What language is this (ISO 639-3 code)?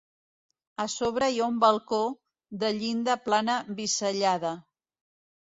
cat